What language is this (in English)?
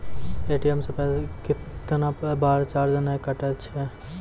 Maithili